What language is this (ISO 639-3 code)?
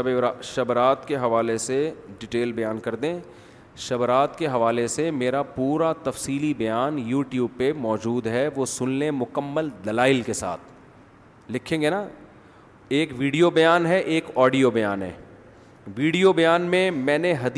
urd